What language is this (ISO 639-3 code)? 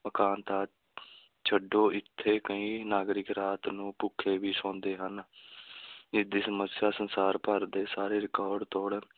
pan